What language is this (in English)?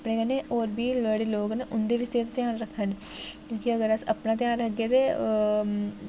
Dogri